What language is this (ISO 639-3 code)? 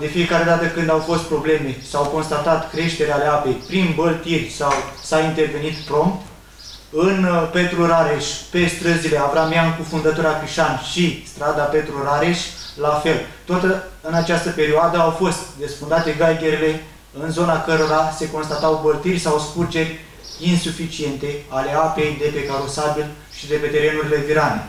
ron